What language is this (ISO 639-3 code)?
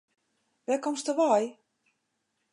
fry